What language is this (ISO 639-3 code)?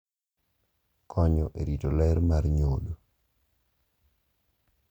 luo